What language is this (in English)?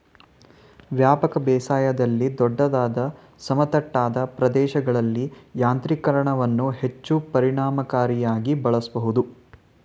Kannada